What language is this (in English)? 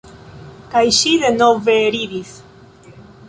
Esperanto